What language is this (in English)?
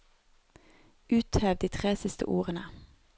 Norwegian